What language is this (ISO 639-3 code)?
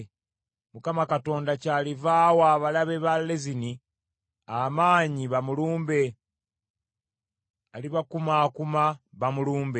lug